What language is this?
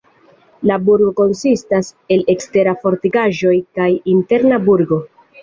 Esperanto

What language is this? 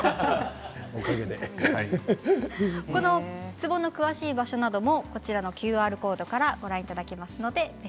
Japanese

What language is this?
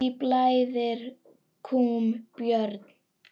Icelandic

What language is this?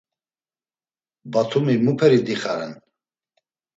Laz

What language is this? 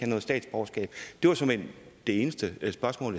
Danish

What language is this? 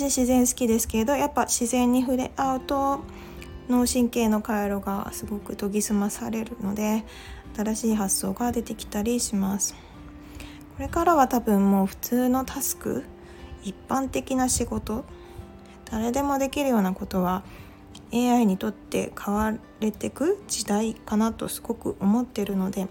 Japanese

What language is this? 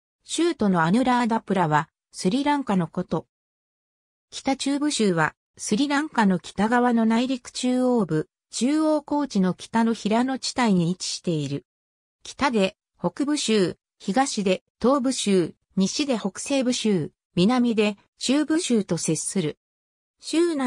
Japanese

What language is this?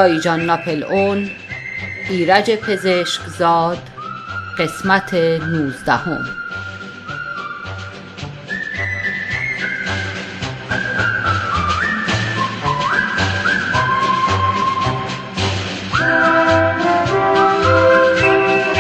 Persian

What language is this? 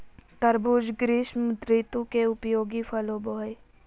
Magahi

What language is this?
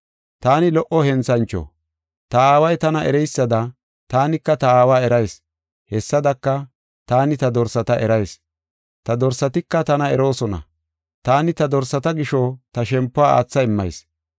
Gofa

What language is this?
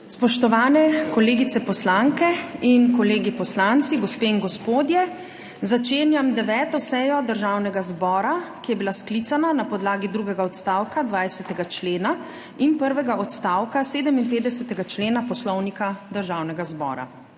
Slovenian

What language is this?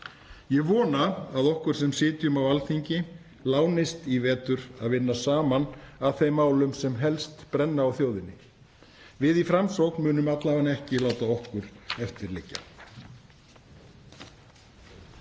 Icelandic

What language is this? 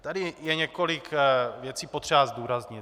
Czech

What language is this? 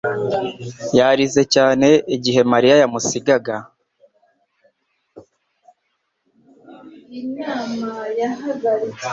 Kinyarwanda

